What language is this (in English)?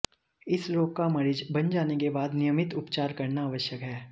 Hindi